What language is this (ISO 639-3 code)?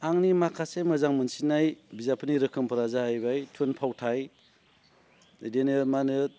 brx